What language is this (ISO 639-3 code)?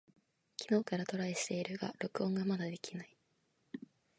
jpn